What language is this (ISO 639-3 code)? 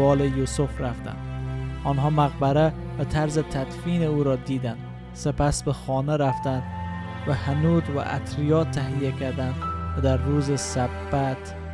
fas